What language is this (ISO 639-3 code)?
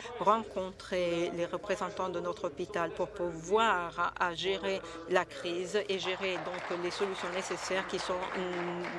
fra